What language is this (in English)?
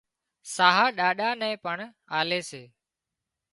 Wadiyara Koli